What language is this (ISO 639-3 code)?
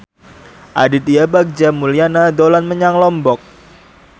jav